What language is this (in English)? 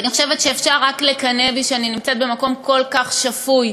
Hebrew